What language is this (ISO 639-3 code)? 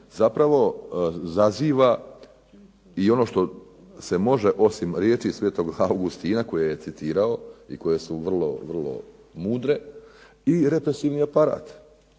hrv